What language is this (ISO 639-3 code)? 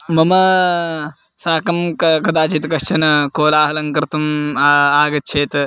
san